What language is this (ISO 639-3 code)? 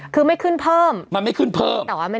tha